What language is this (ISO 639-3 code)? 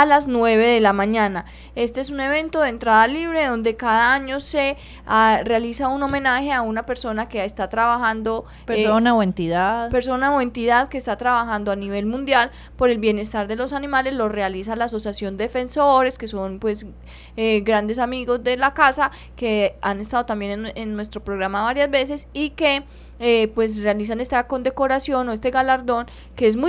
spa